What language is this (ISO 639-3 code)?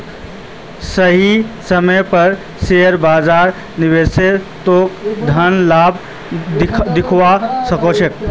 mag